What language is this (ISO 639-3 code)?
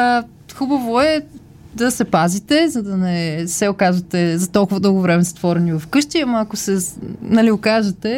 bul